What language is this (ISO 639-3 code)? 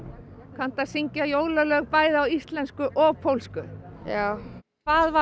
isl